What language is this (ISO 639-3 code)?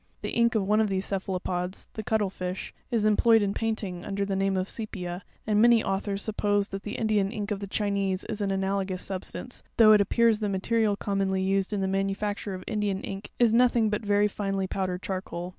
eng